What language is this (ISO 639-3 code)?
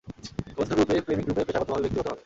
ben